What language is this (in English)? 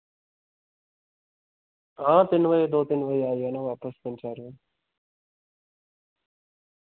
Dogri